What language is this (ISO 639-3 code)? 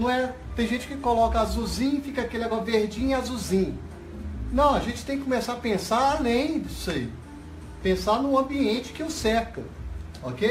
por